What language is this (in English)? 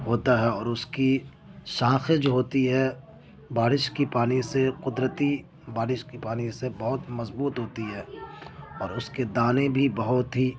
Urdu